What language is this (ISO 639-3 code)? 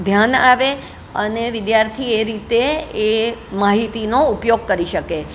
guj